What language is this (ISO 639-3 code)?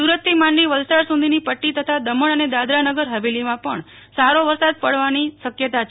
guj